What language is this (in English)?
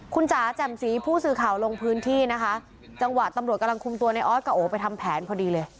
Thai